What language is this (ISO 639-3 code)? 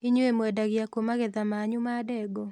kik